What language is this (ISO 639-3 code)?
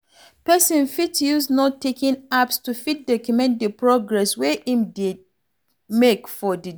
pcm